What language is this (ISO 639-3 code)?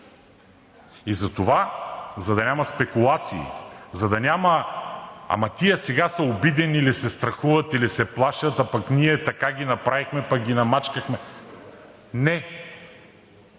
bul